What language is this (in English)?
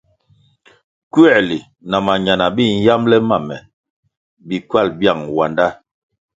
Kwasio